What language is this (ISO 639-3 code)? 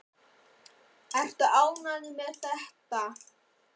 isl